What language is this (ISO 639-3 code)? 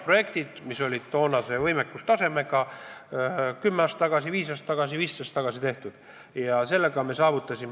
est